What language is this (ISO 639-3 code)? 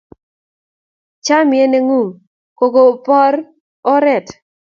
kln